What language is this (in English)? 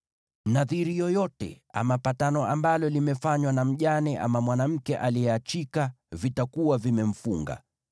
Swahili